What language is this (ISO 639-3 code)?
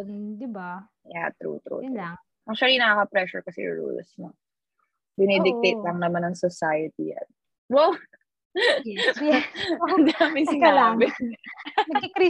fil